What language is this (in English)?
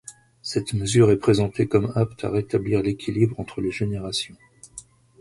French